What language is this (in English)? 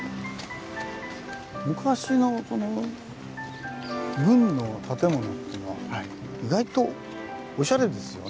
Japanese